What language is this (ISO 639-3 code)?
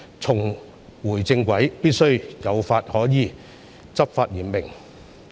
yue